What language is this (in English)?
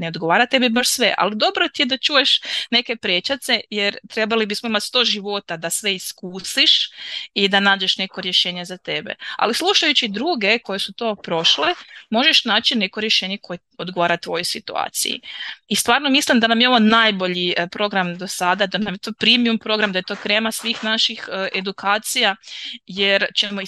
Croatian